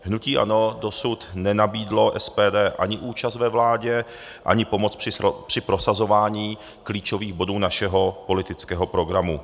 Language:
Czech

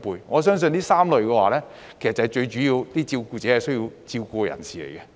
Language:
Cantonese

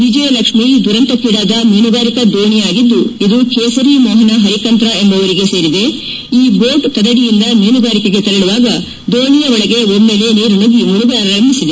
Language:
Kannada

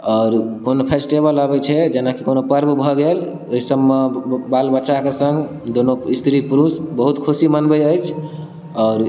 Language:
Maithili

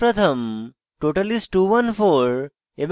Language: Bangla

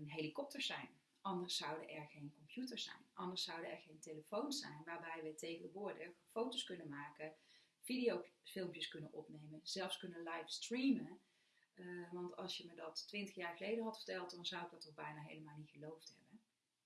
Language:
Dutch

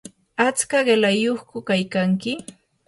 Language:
Yanahuanca Pasco Quechua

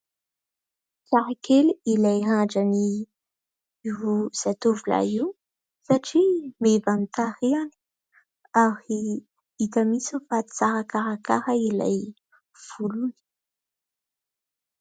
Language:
Malagasy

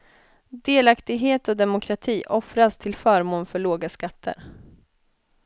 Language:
Swedish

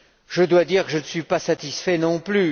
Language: French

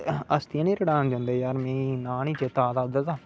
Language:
Dogri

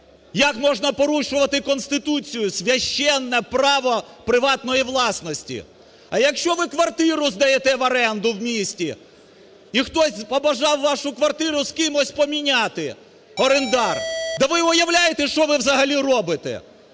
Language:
Ukrainian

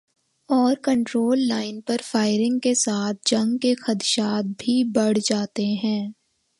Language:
Urdu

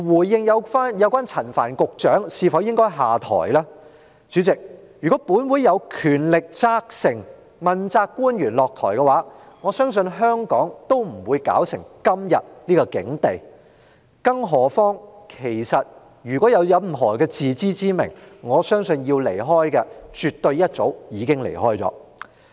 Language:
Cantonese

